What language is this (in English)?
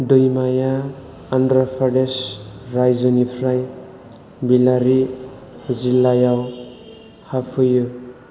Bodo